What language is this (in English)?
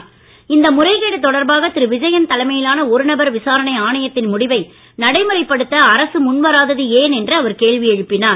Tamil